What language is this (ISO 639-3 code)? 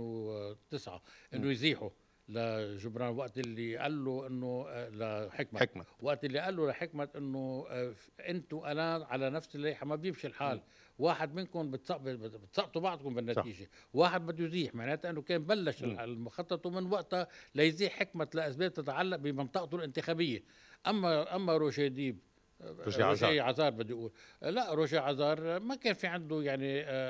ara